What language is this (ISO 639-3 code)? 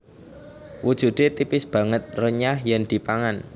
jav